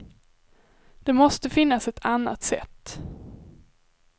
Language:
Swedish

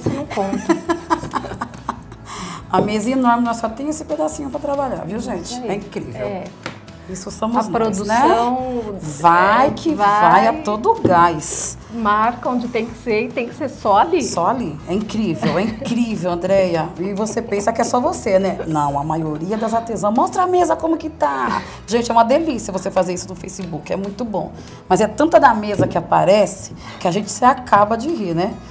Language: Portuguese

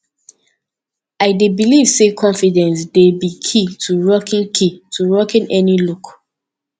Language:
Nigerian Pidgin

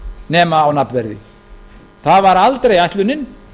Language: Icelandic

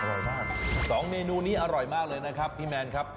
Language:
Thai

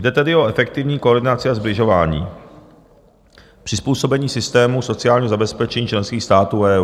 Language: Czech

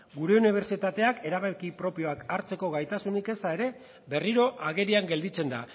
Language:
Basque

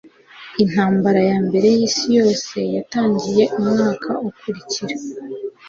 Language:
Kinyarwanda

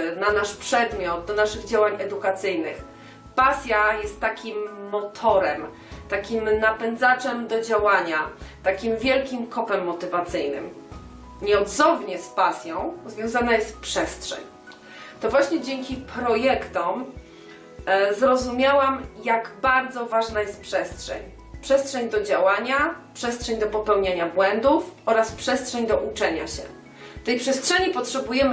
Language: Polish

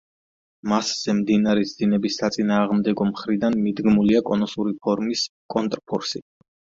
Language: Georgian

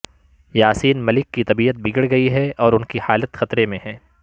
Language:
Urdu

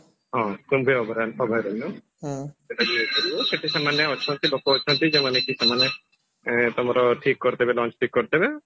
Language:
Odia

